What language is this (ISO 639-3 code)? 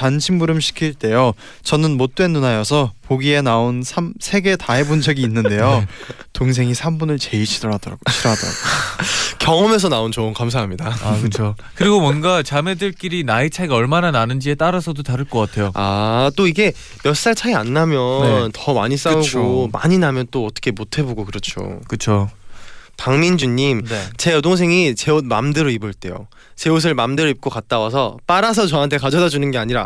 kor